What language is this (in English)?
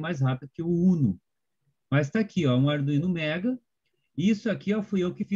Portuguese